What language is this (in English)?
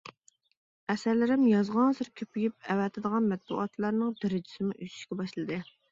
Uyghur